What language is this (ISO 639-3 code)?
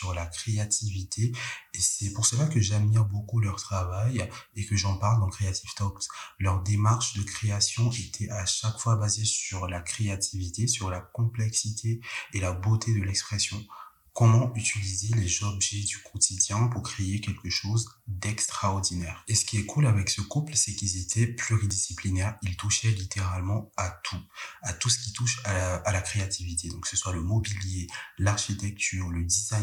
fra